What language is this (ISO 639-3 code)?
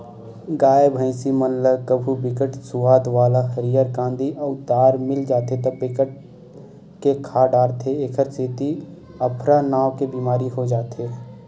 hne